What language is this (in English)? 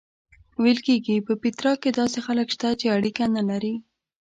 Pashto